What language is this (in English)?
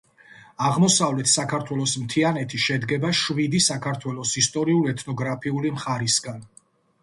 Georgian